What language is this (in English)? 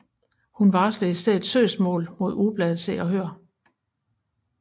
Danish